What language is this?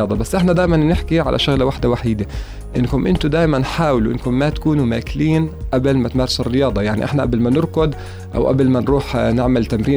Arabic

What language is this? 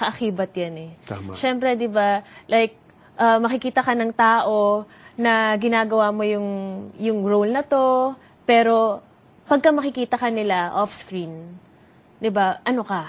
Filipino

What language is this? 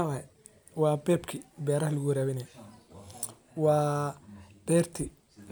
Somali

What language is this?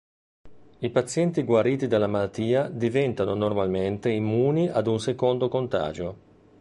Italian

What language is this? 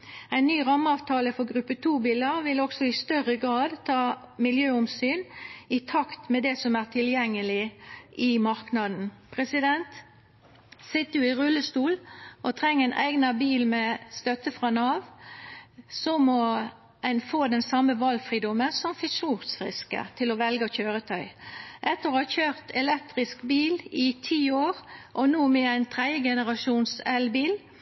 Norwegian Nynorsk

